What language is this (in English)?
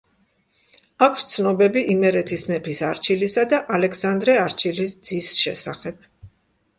Georgian